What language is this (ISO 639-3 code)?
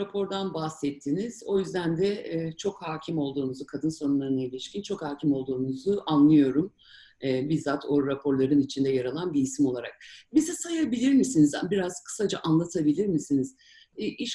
tur